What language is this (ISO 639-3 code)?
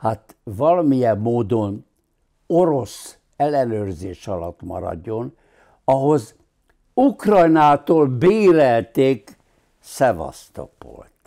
hun